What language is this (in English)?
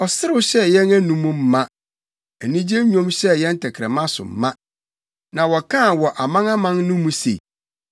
Akan